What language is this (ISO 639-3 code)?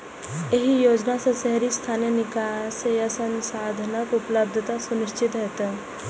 mai